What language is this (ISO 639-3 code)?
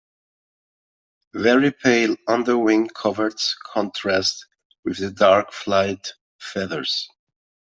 eng